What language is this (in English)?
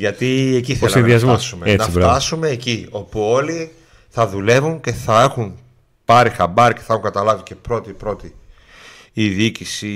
Greek